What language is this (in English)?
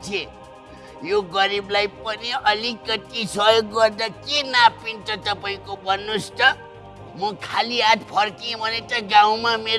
Nepali